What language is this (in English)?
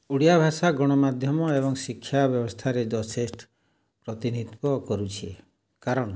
Odia